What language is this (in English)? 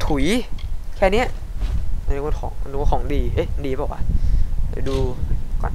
Thai